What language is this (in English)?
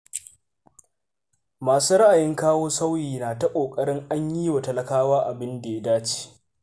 Hausa